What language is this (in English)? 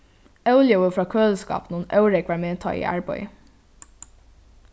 Faroese